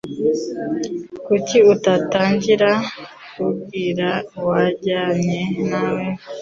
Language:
Kinyarwanda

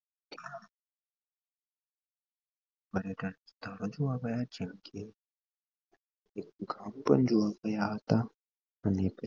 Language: Gujarati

